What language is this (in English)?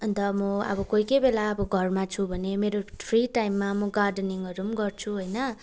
Nepali